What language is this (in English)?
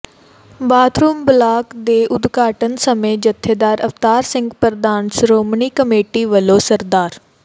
Punjabi